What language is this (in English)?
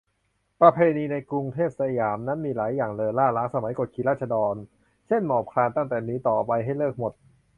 Thai